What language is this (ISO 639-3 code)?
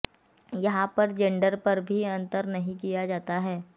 hin